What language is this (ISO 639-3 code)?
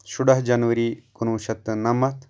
kas